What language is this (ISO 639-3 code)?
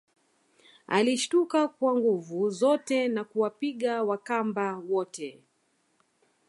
swa